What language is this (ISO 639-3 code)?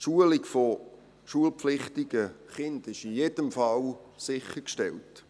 gsw